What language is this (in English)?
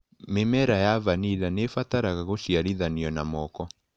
Kikuyu